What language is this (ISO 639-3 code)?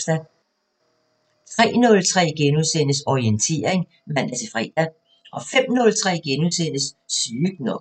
dan